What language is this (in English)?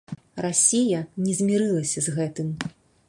Belarusian